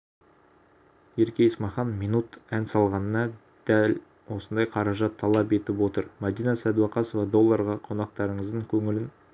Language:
Kazakh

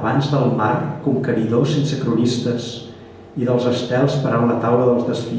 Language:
Catalan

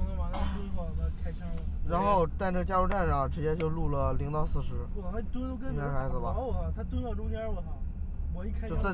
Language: Chinese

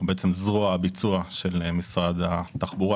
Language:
Hebrew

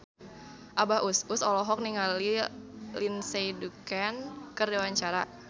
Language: Sundanese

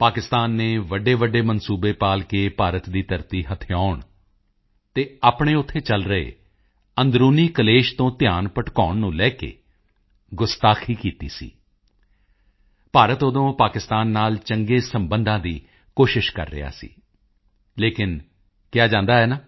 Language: Punjabi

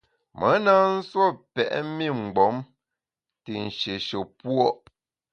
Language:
Bamun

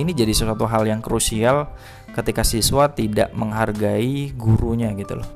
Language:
Indonesian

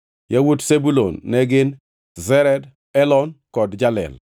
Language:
Luo (Kenya and Tanzania)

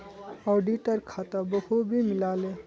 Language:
Magahi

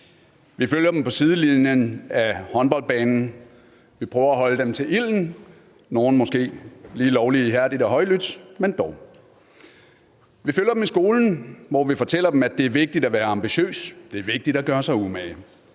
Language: Danish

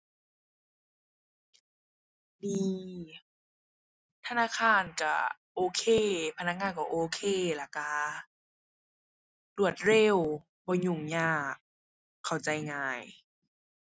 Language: Thai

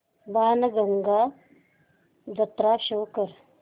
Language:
Marathi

